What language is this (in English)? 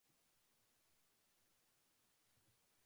Japanese